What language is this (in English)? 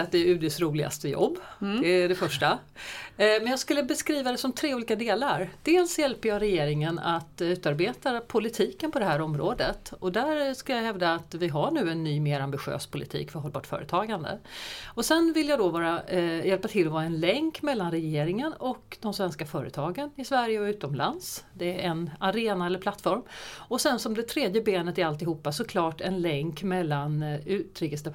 Swedish